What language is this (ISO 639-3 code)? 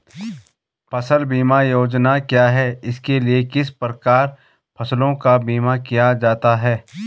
hin